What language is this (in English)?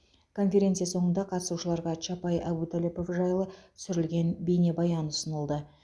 Kazakh